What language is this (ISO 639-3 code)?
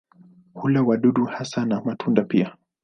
swa